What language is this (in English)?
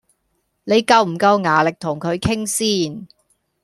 Cantonese